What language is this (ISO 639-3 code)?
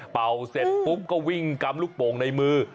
tha